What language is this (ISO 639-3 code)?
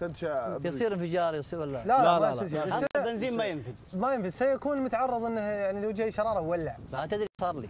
ara